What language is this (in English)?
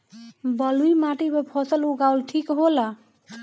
Bhojpuri